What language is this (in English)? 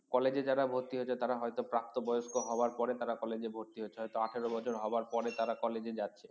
Bangla